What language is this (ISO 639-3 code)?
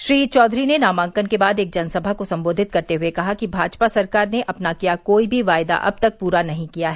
hin